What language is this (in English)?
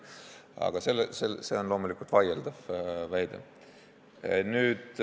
Estonian